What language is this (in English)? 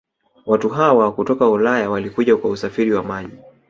Swahili